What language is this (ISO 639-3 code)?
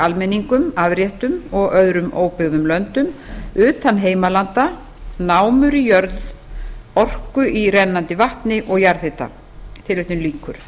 isl